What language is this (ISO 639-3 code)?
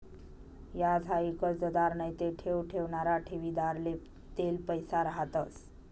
mar